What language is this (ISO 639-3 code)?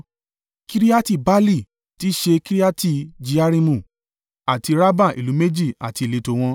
yor